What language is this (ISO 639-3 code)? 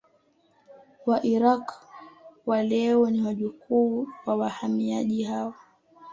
swa